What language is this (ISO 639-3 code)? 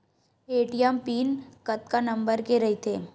hne